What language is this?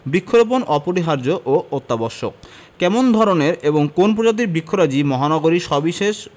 Bangla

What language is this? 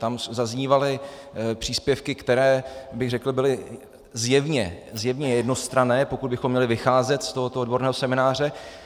Czech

